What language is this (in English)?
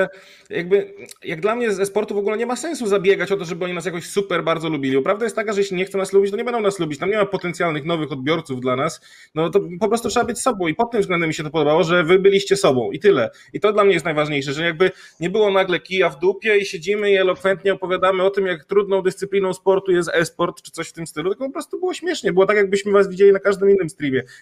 Polish